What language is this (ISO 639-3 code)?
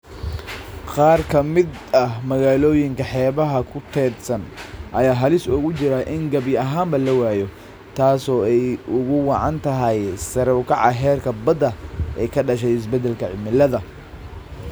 som